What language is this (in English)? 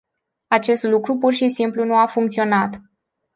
Romanian